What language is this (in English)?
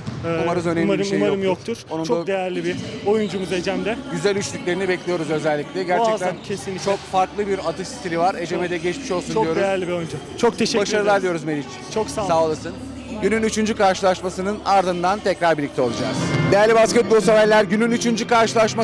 Turkish